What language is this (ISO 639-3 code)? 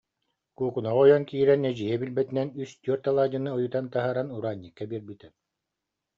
sah